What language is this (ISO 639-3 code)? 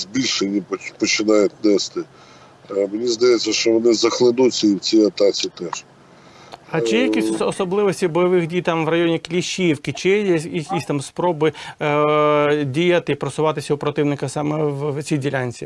ukr